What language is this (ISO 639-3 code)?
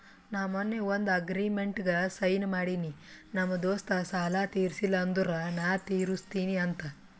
kan